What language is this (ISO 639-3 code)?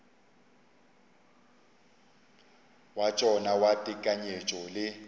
nso